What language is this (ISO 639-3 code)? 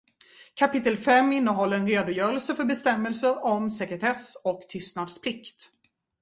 swe